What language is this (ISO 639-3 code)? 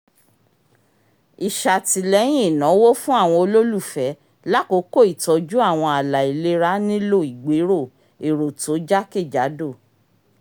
yor